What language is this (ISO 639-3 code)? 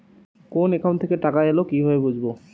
ben